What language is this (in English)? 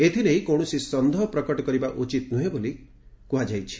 Odia